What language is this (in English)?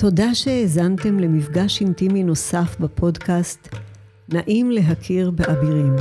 Hebrew